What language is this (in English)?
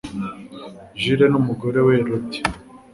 Kinyarwanda